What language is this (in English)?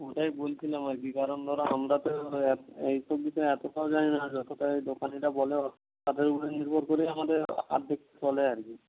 Bangla